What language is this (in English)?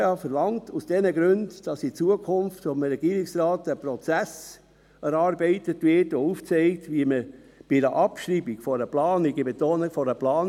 Swiss German